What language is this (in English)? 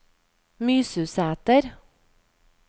Norwegian